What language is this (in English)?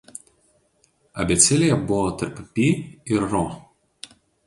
Lithuanian